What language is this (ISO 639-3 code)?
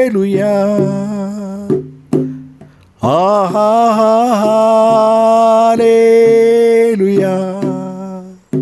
ara